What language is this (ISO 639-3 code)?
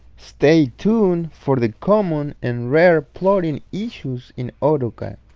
eng